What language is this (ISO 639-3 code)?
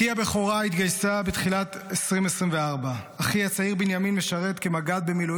heb